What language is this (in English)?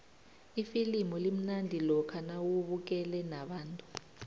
South Ndebele